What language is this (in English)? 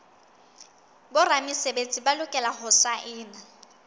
Southern Sotho